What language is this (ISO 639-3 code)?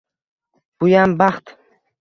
uzb